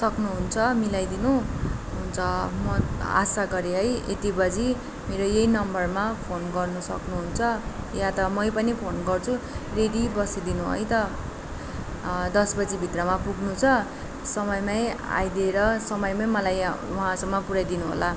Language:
Nepali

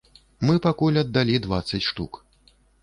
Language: Belarusian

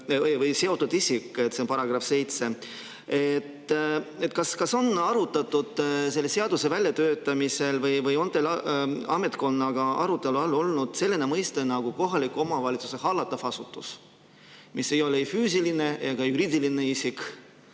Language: Estonian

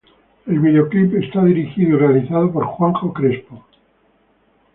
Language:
Spanish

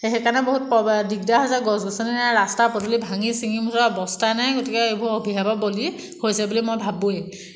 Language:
Assamese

